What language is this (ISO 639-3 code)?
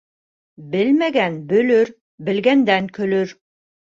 bak